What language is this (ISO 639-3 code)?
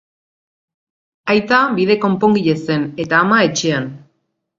eus